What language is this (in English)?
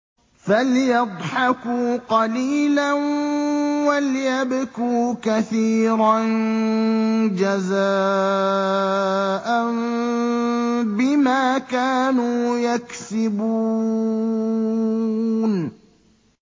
Arabic